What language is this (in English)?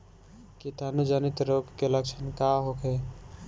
Bhojpuri